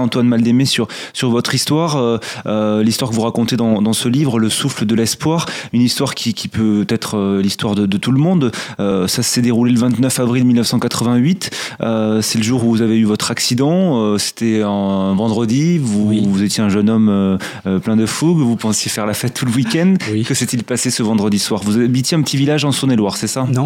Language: French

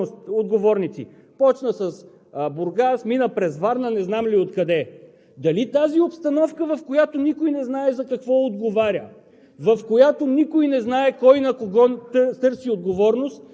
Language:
Bulgarian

